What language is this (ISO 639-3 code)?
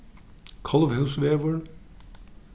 fao